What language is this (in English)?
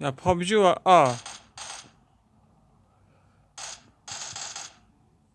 Turkish